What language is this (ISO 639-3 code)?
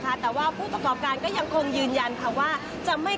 tha